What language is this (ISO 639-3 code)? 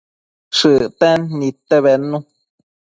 mcf